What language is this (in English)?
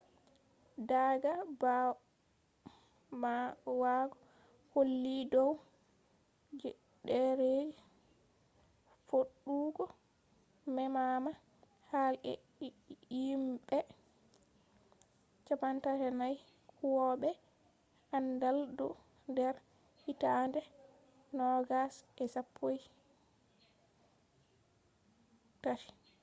Fula